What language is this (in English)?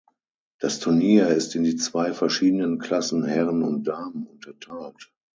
German